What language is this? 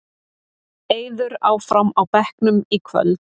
Icelandic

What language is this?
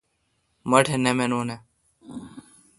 Kalkoti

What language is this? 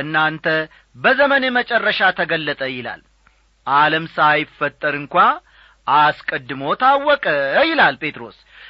Amharic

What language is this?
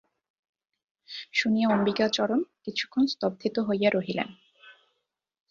Bangla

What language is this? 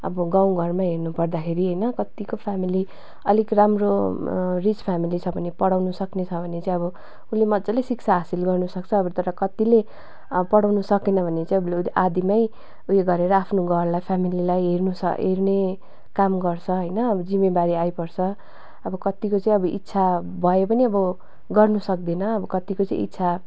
Nepali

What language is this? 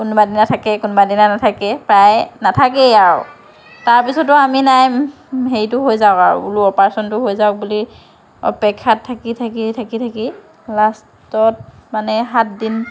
Assamese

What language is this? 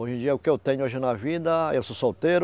Portuguese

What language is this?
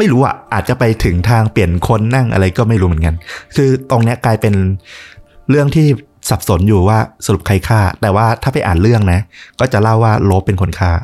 Thai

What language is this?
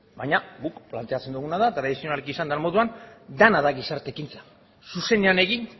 Basque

